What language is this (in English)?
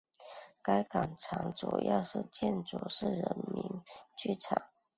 Chinese